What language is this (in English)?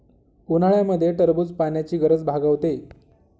Marathi